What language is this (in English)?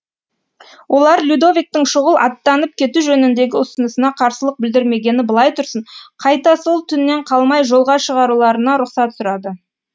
Kazakh